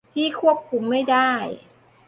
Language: Thai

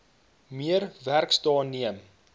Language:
Afrikaans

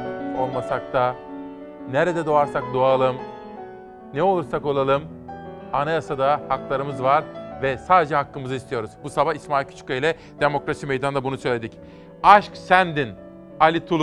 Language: Turkish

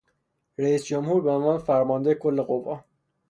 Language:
Persian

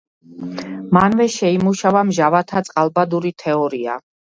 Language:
Georgian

